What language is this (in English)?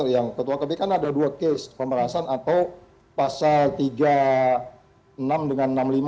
Indonesian